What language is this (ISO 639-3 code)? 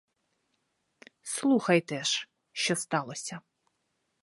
ukr